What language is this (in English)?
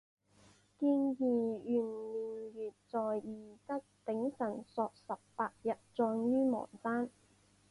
Chinese